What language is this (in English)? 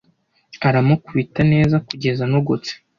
Kinyarwanda